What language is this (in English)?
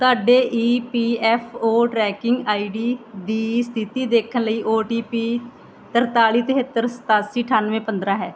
Punjabi